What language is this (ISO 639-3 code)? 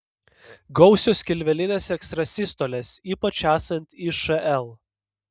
lit